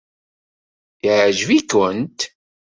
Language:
Kabyle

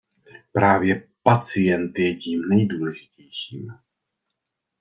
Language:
Czech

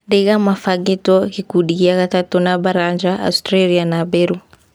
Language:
Kikuyu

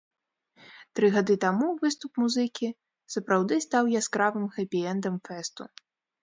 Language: Belarusian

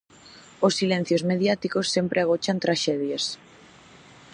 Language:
Galician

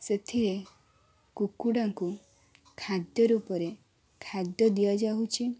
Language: Odia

